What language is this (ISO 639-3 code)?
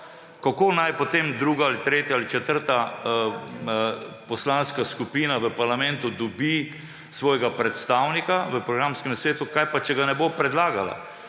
slv